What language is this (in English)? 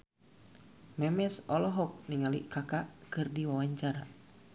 Sundanese